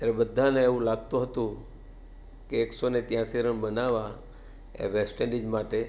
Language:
Gujarati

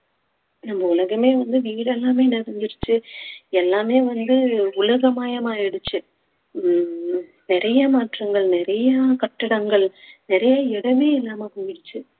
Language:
Tamil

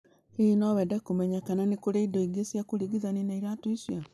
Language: Kikuyu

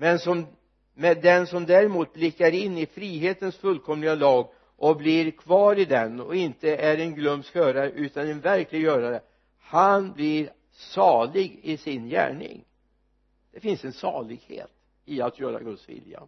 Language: Swedish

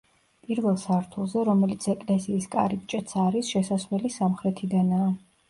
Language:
Georgian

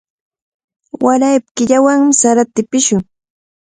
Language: Cajatambo North Lima Quechua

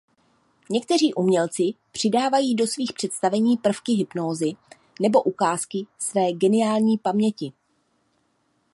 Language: Czech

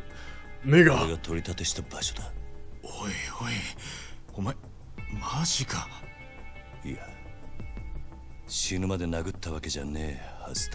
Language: Japanese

